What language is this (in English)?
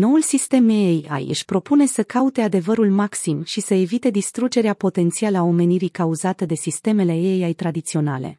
Romanian